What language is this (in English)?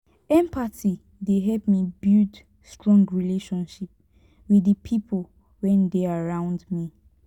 Nigerian Pidgin